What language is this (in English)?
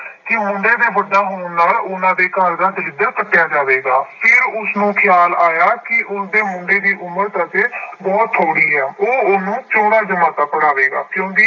Punjabi